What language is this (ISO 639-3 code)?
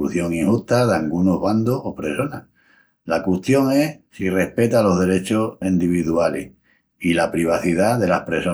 ext